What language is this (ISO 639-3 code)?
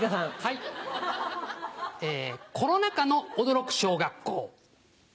jpn